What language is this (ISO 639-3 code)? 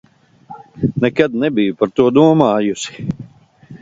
lav